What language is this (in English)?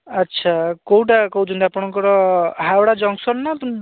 Odia